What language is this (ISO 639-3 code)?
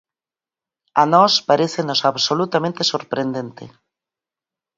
glg